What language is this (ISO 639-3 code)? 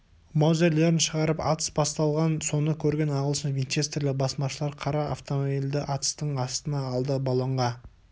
kaz